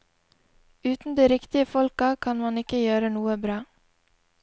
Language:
Norwegian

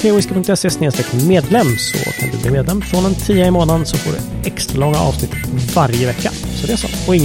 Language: Swedish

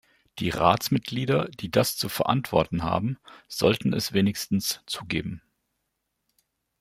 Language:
German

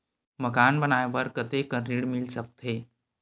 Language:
Chhattisgarhi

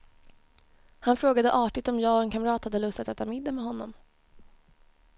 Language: Swedish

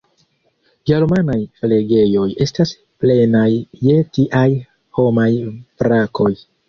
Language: Esperanto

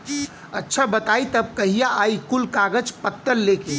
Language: Bhojpuri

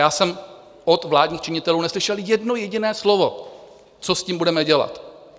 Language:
Czech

